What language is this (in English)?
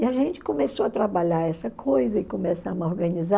Portuguese